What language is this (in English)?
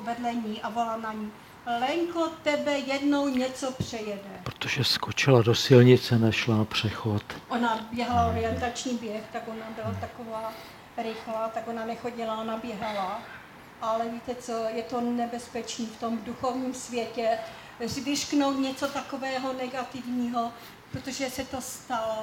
Czech